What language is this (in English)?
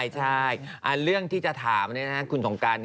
Thai